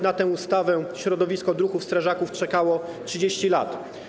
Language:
Polish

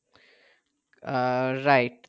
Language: Bangla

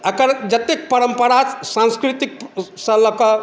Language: Maithili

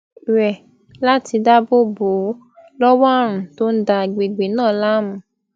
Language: Yoruba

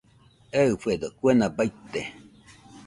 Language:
Nüpode Huitoto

